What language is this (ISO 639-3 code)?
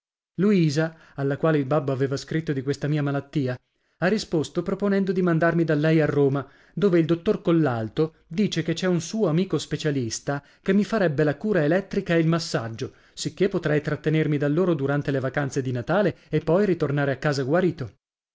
ita